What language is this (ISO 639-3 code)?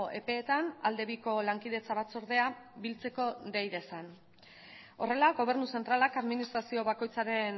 eus